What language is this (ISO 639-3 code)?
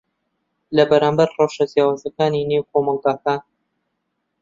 ckb